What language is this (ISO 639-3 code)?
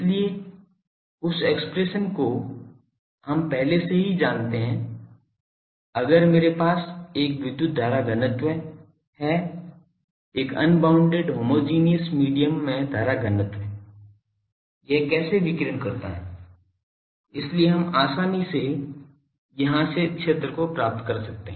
hin